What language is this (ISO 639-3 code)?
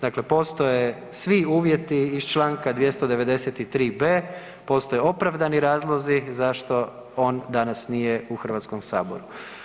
hrv